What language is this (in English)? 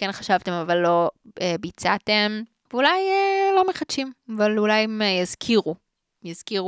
Hebrew